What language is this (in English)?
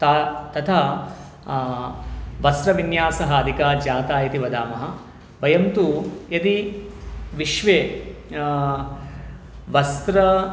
Sanskrit